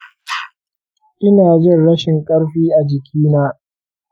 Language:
Hausa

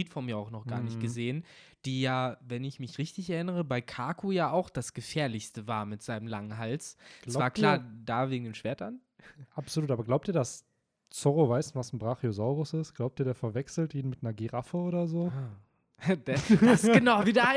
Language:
German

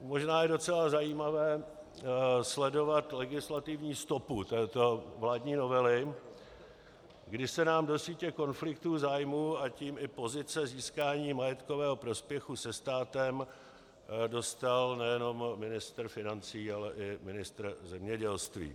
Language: Czech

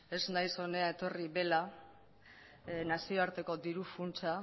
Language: Basque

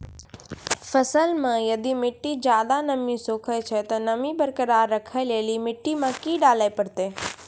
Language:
Maithili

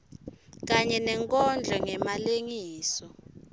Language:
Swati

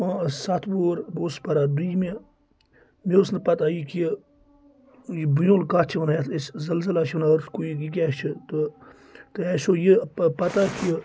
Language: Kashmiri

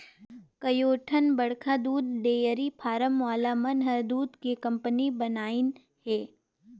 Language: Chhattisgarhi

